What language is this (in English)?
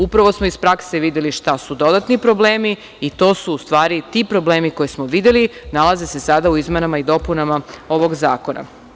Serbian